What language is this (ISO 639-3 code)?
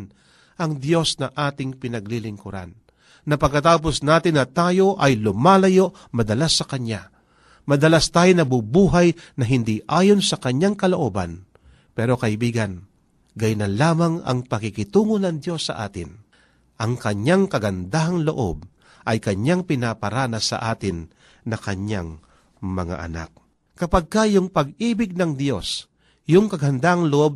fil